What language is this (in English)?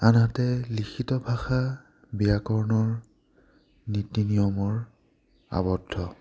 Assamese